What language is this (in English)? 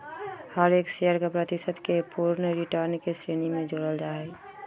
Magahi